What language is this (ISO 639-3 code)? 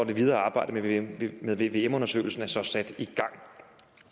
dan